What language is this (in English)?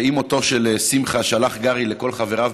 Hebrew